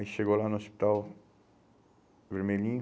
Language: Portuguese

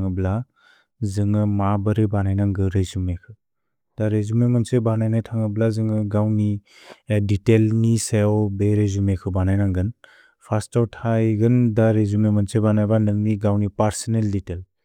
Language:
Bodo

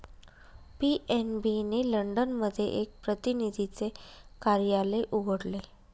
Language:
Marathi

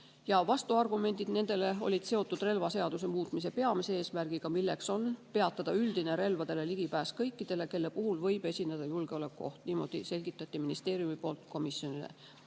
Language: Estonian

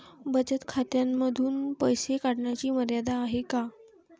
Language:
Marathi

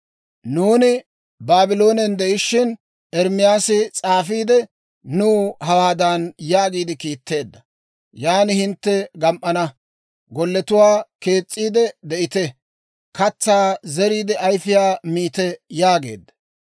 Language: Dawro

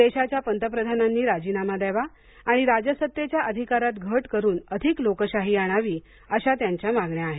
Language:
Marathi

